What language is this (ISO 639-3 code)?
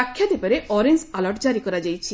ori